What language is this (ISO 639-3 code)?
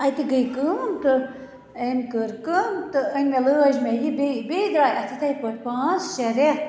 kas